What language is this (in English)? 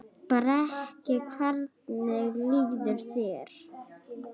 Icelandic